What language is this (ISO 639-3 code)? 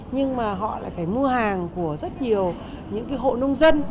vie